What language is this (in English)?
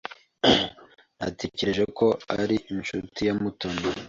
Kinyarwanda